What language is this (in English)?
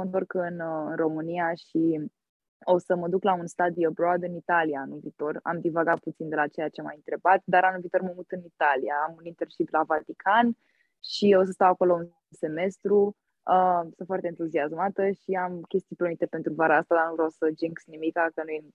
Romanian